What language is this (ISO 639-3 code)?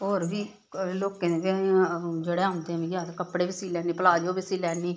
doi